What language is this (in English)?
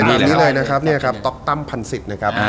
Thai